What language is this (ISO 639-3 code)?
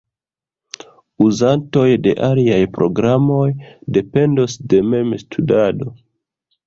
epo